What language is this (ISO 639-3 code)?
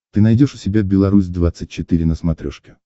rus